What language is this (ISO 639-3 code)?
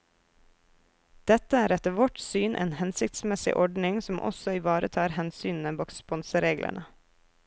nor